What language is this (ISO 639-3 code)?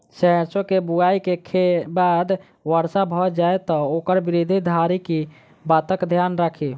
mai